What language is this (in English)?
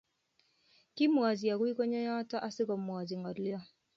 Kalenjin